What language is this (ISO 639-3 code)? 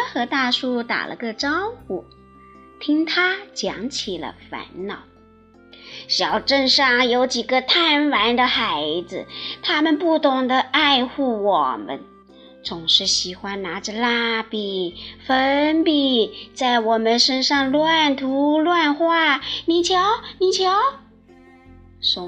zho